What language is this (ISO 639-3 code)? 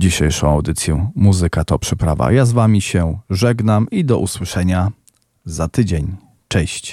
pol